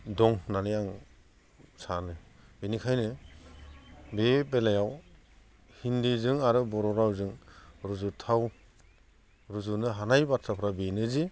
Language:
Bodo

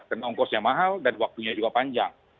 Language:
Indonesian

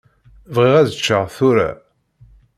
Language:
Kabyle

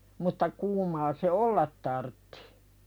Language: Finnish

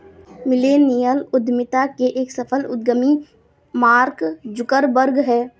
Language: Hindi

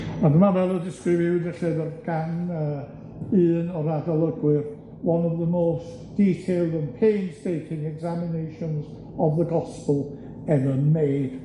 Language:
Welsh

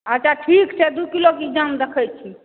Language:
Maithili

